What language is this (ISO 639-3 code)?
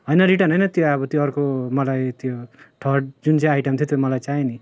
nep